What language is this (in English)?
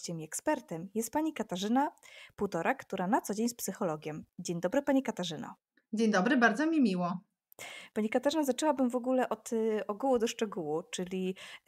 Polish